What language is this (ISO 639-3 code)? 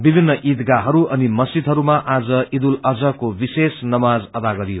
nep